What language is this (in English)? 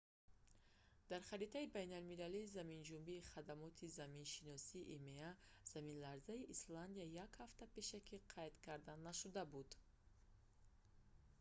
Tajik